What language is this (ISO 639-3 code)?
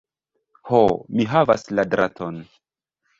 epo